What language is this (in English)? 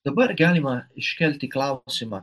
Lithuanian